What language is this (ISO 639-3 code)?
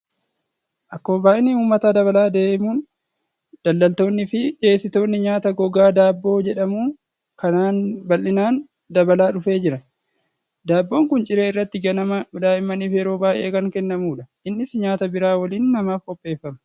orm